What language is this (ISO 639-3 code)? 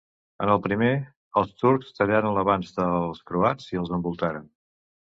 cat